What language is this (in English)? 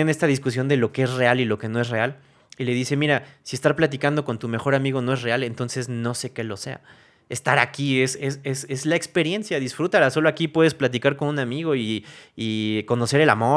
Spanish